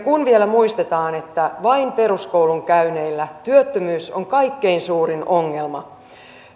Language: Finnish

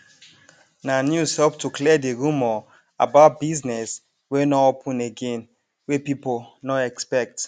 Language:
Nigerian Pidgin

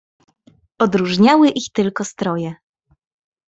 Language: Polish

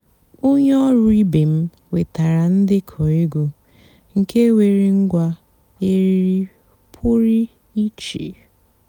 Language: Igbo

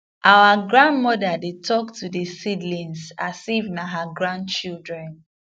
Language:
Nigerian Pidgin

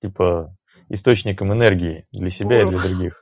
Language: Russian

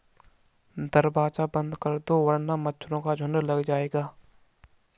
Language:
Hindi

